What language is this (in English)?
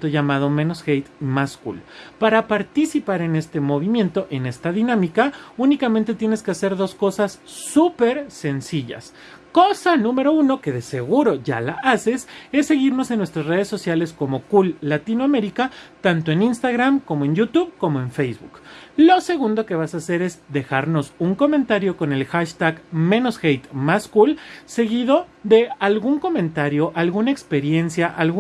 Spanish